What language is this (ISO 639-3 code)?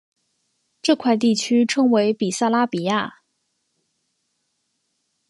zho